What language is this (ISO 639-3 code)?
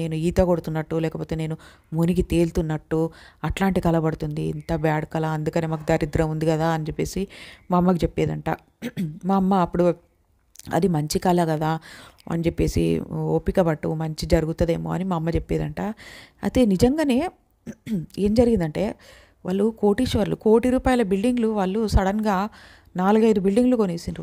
tel